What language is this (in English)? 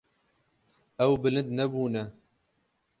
Kurdish